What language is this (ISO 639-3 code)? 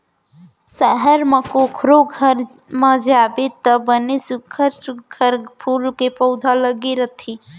hne